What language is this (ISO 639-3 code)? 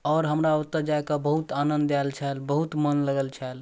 mai